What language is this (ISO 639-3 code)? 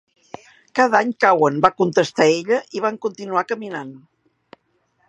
cat